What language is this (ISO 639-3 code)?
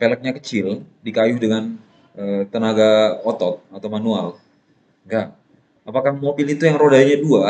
ind